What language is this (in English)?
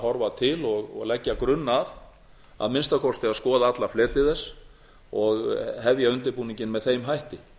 Icelandic